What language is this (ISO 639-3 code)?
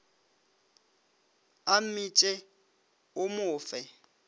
nso